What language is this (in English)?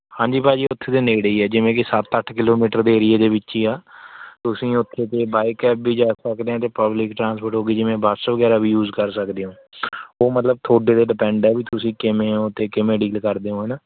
Punjabi